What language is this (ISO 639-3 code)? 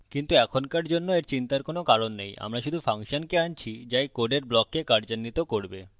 ben